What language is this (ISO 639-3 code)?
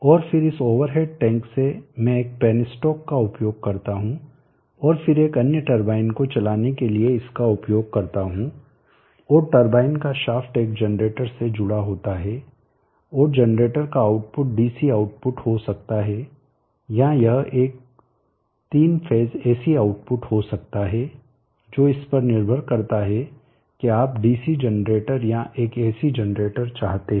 hin